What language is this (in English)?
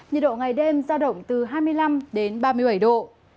Vietnamese